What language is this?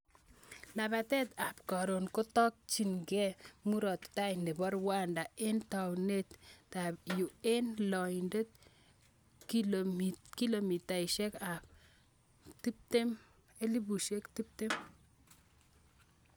Kalenjin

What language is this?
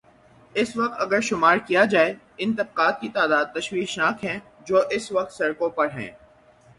Urdu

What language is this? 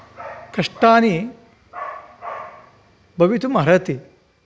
Sanskrit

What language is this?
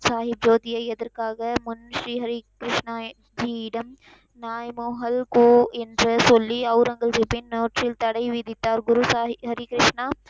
Tamil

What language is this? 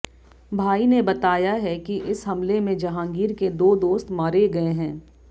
Hindi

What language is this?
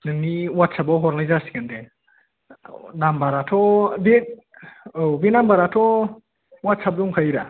Bodo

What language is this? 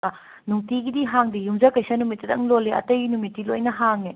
Manipuri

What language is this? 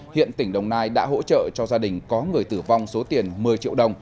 Vietnamese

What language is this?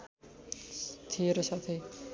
Nepali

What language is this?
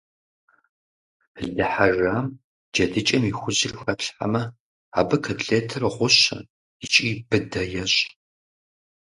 Kabardian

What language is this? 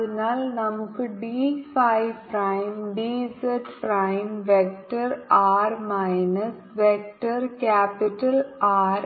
Malayalam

